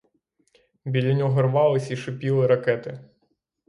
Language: Ukrainian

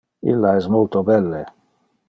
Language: Interlingua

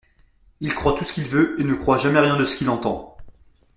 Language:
French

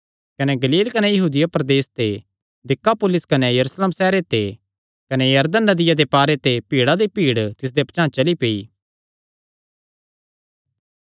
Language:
Kangri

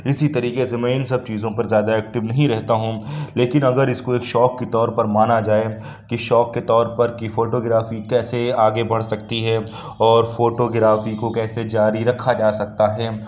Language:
Urdu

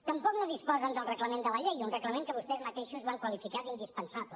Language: Catalan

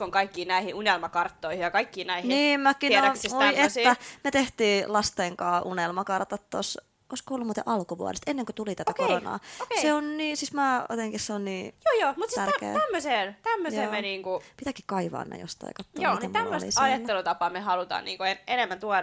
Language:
Finnish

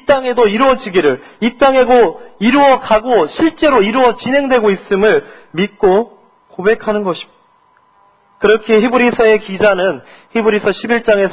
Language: Korean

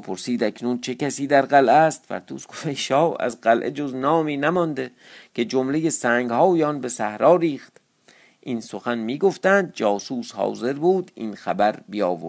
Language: Persian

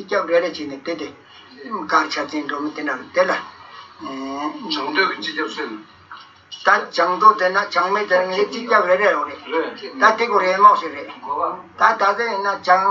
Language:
Romanian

